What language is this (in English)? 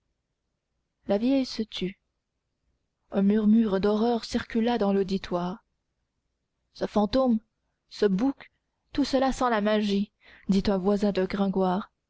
French